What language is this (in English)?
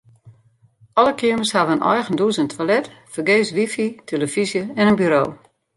Western Frisian